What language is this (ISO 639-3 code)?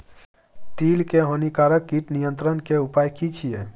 mai